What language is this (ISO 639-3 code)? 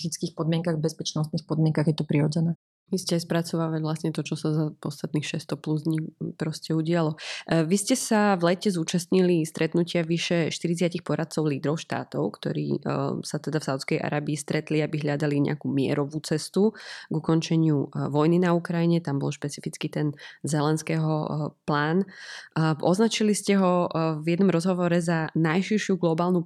slk